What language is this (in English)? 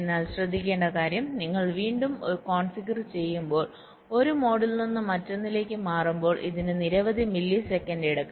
Malayalam